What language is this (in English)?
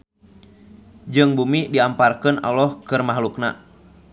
Sundanese